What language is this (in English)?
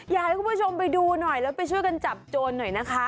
Thai